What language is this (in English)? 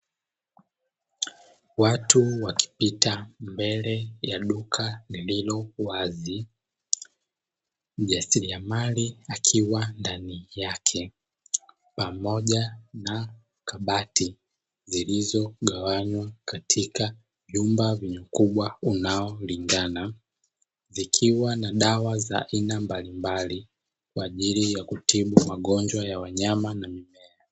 Swahili